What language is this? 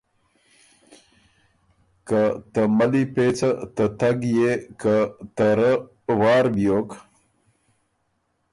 Ormuri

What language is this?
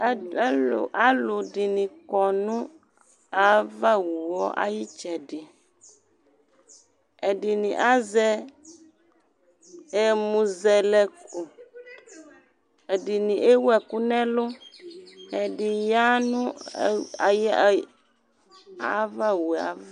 Ikposo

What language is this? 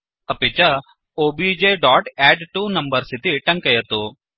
Sanskrit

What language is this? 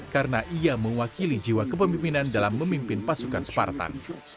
Indonesian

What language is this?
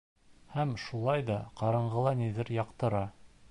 Bashkir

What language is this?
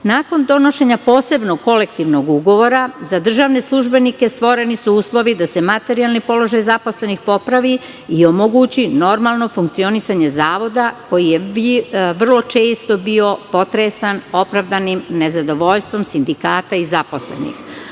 Serbian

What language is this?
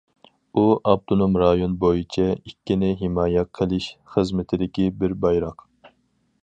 Uyghur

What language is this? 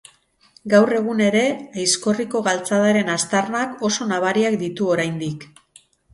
Basque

